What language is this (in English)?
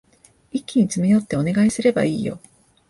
Japanese